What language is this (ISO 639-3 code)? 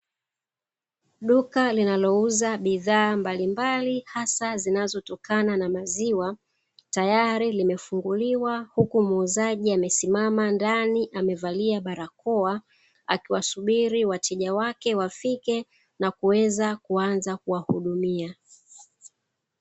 swa